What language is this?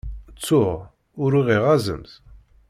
Kabyle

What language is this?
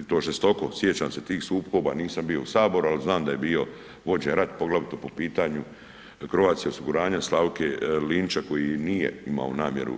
Croatian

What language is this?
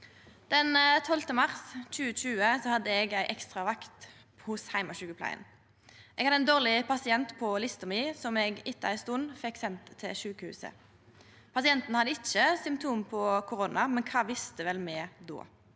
Norwegian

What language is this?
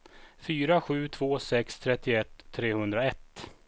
Swedish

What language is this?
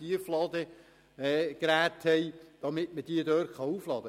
Swiss German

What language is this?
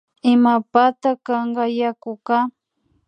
Imbabura Highland Quichua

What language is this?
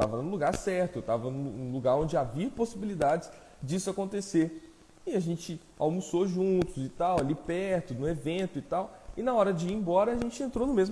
Portuguese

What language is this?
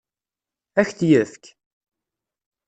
Kabyle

